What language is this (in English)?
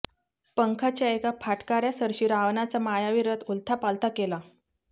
Marathi